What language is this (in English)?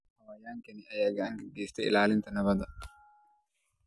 Somali